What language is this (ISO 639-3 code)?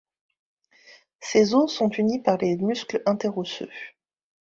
fra